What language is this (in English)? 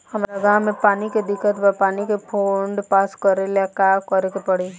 Bhojpuri